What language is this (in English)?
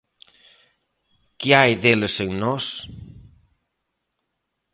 Galician